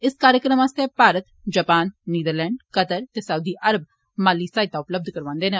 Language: Dogri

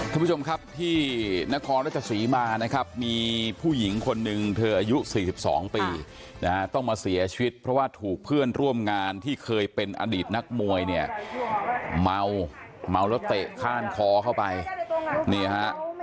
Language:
Thai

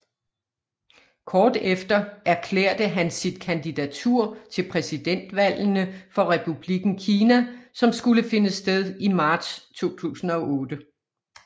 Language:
Danish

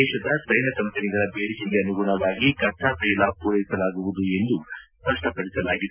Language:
Kannada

